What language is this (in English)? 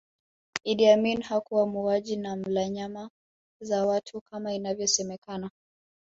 Swahili